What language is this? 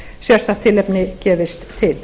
Icelandic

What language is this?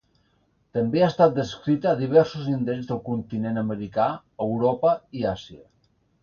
Catalan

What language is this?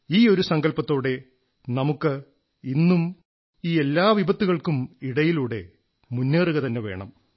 Malayalam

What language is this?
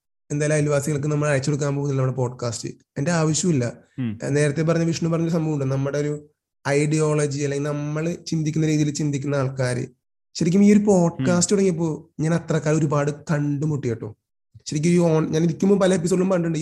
Malayalam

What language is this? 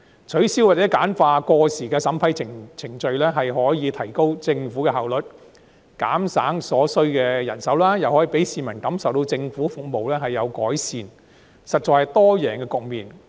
Cantonese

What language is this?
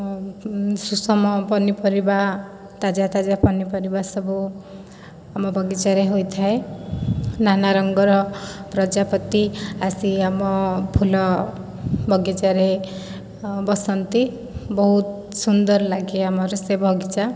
Odia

